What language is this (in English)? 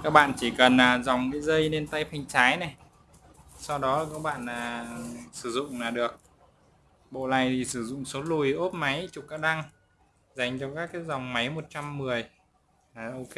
Vietnamese